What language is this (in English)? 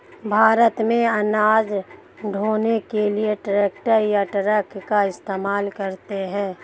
Hindi